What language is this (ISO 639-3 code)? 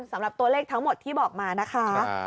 tha